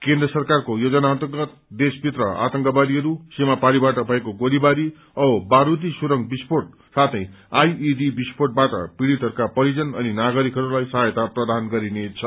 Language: Nepali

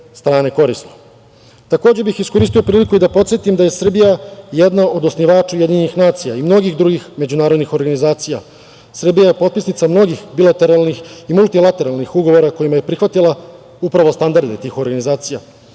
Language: Serbian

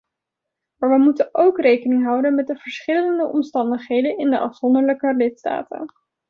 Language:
Dutch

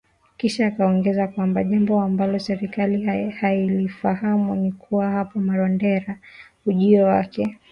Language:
Swahili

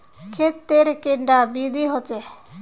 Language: Magahi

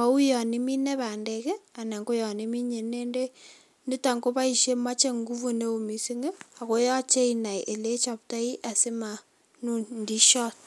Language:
Kalenjin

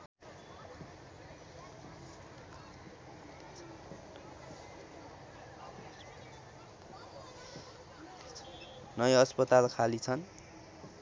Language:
Nepali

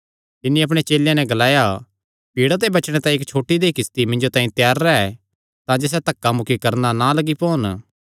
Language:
Kangri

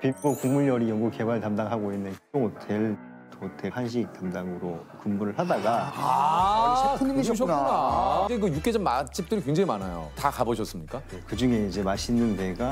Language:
Korean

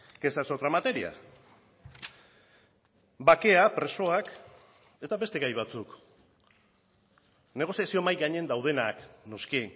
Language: Basque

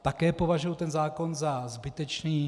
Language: Czech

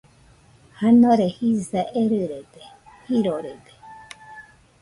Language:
Nüpode Huitoto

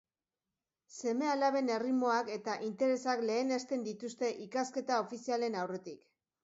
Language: Basque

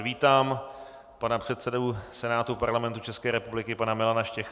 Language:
Czech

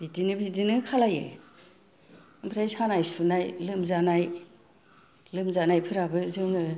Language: Bodo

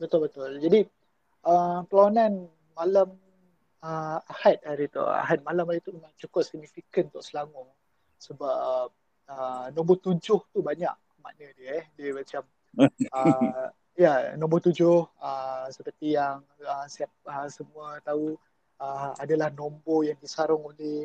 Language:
Malay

